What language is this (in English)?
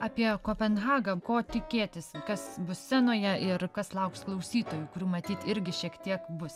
Lithuanian